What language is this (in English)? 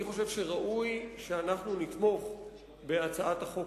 Hebrew